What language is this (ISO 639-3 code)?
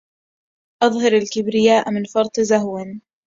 ara